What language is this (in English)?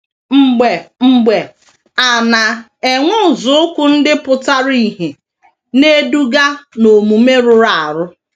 Igbo